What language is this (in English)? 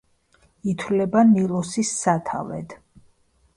Georgian